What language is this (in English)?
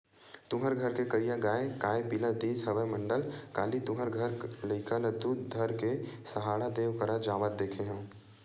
Chhattisgarhi